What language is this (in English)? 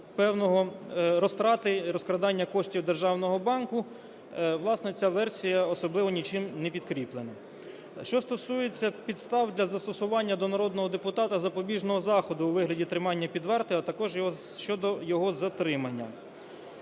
Ukrainian